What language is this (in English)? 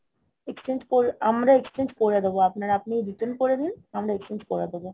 Bangla